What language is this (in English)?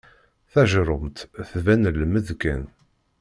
Kabyle